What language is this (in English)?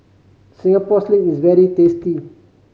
English